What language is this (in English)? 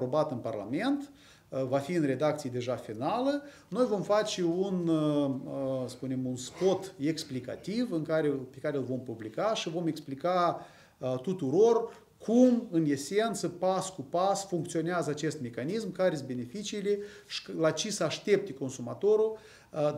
Romanian